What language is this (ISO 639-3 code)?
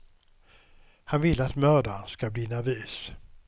swe